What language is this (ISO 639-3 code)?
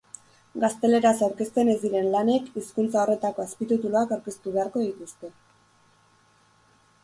eus